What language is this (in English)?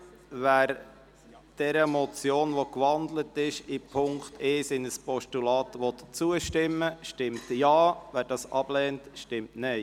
Swiss German